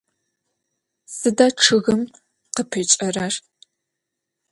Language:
Adyghe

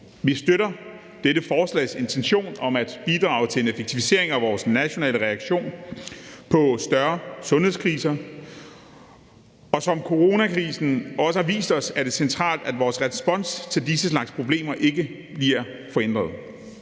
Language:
Danish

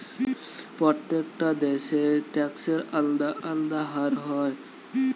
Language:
Bangla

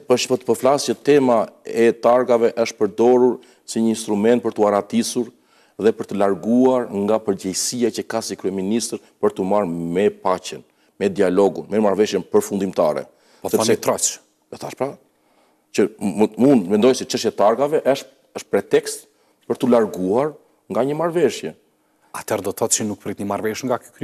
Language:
Romanian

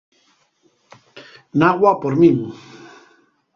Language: Asturian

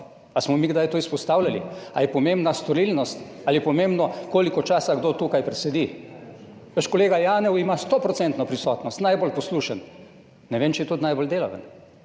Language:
Slovenian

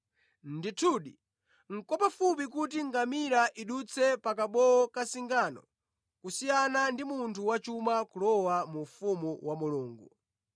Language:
Nyanja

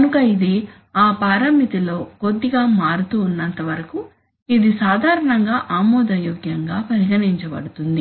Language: Telugu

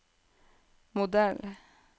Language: Norwegian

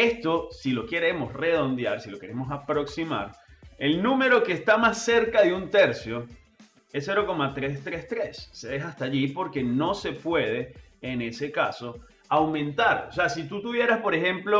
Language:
Spanish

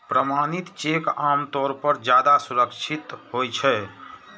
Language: Maithili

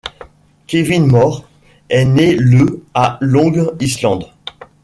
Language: French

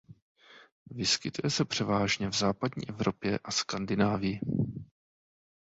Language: Czech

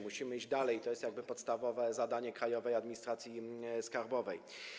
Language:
Polish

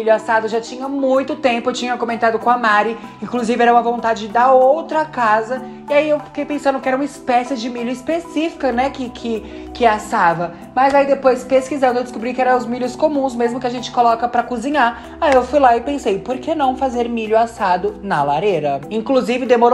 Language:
Portuguese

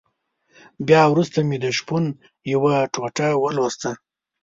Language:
Pashto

